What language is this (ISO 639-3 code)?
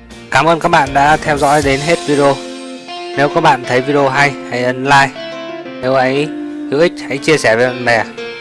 vie